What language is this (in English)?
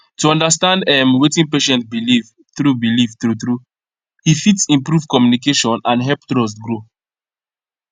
Nigerian Pidgin